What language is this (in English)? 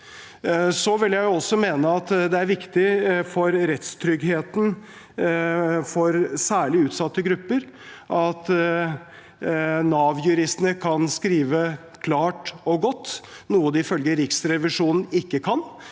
Norwegian